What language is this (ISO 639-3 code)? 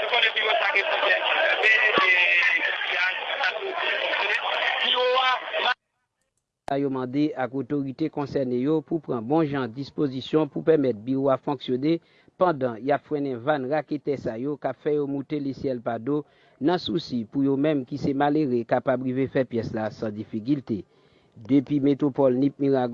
fra